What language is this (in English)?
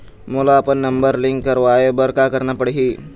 Chhattisgarhi